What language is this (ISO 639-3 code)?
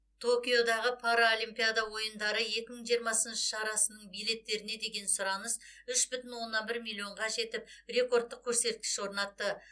kaz